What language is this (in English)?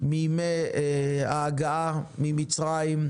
Hebrew